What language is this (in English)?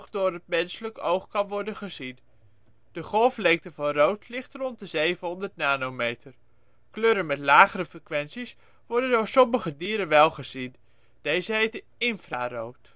Dutch